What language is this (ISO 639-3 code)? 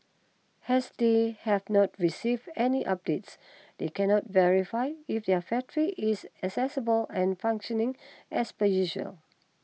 eng